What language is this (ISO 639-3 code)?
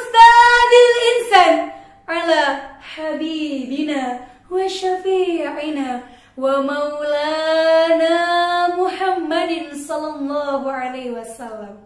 ara